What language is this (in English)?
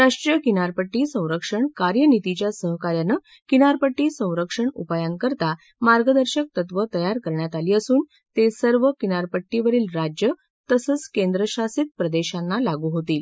Marathi